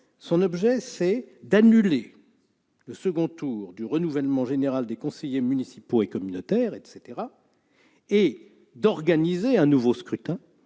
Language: French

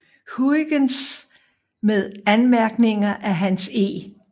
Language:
Danish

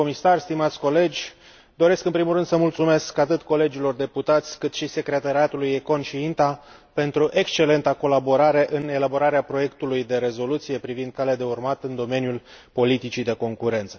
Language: Romanian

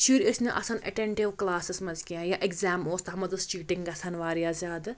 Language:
Kashmiri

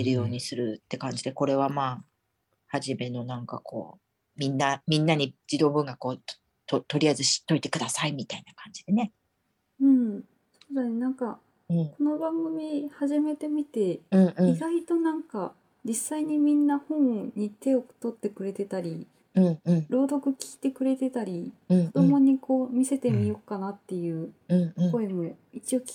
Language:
Japanese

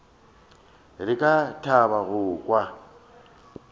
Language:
Northern Sotho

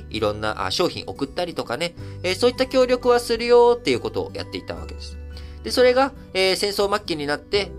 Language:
Japanese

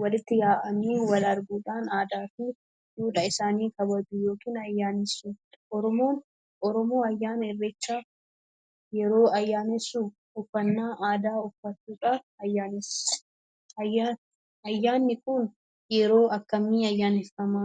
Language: Oromo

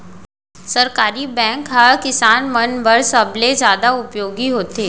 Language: Chhattisgarhi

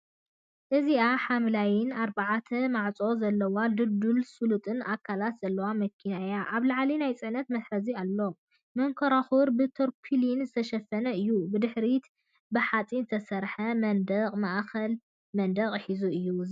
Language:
Tigrinya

